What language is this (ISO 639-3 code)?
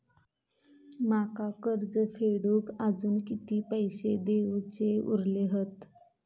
mar